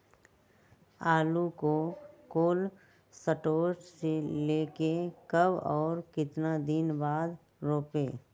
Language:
Magahi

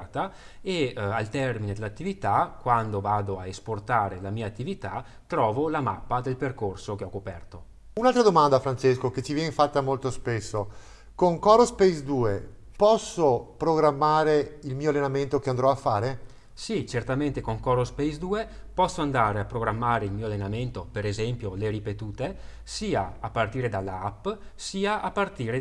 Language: Italian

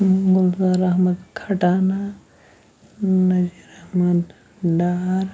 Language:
Kashmiri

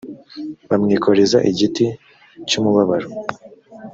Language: Kinyarwanda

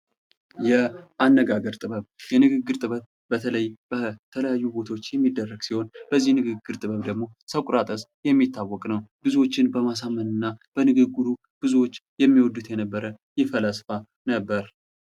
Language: Amharic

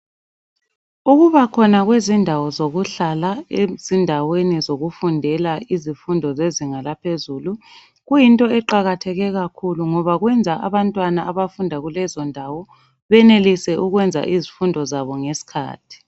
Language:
North Ndebele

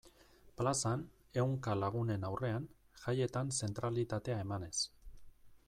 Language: Basque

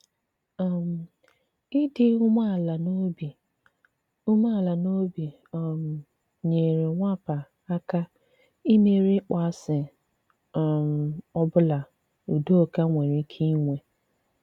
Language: Igbo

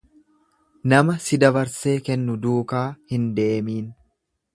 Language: Oromo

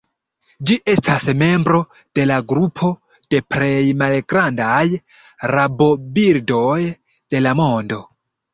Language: Esperanto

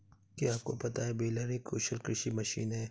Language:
Hindi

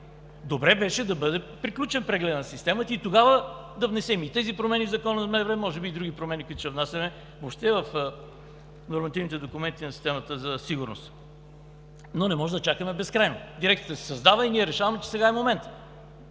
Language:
Bulgarian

